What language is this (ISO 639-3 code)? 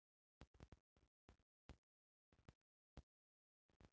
bho